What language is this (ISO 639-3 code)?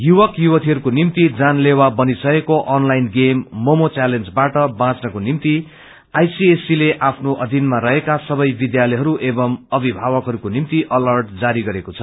nep